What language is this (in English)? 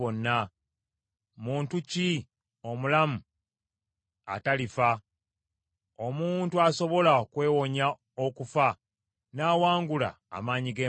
Ganda